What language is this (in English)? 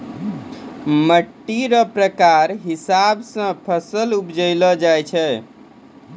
Maithili